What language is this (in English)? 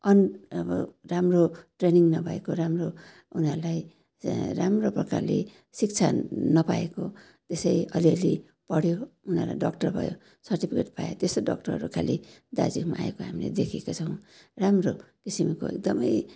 Nepali